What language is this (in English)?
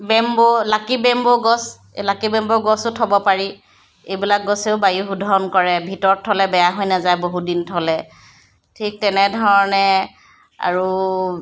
Assamese